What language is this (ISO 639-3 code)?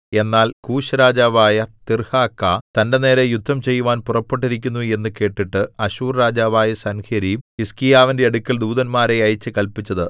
mal